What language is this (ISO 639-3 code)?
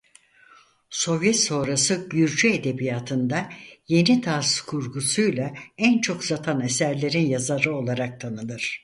tur